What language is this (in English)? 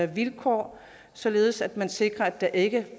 Danish